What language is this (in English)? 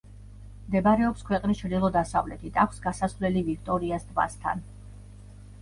Georgian